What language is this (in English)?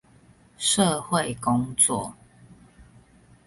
Chinese